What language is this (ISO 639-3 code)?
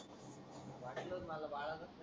mar